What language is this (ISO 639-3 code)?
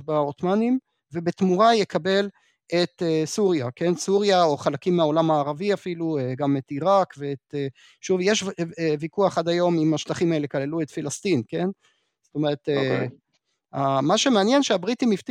heb